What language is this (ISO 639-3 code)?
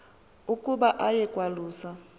xho